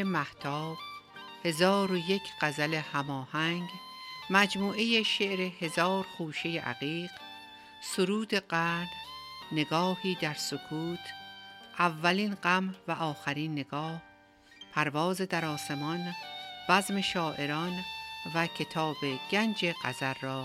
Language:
Persian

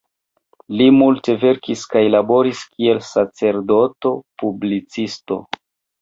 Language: Esperanto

